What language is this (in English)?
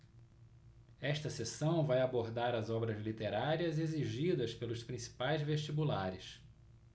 Portuguese